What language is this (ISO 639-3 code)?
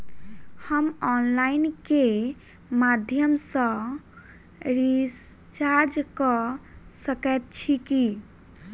mai